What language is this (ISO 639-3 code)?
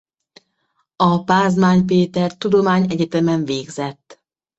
hun